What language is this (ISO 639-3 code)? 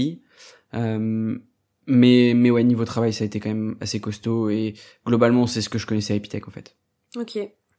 fra